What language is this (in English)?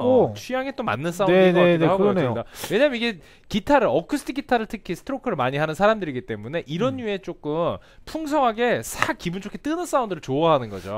Korean